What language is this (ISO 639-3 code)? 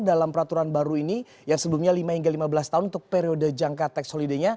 ind